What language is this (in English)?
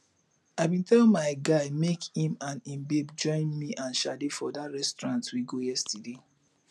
Nigerian Pidgin